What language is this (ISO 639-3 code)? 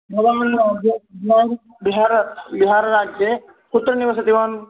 san